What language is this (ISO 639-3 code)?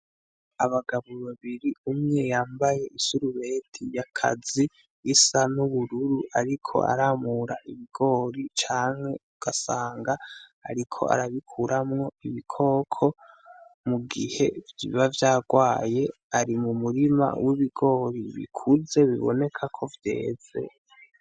run